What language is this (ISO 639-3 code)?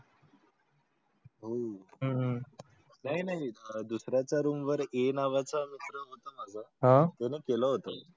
mar